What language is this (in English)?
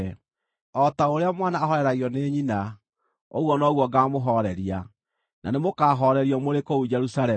Kikuyu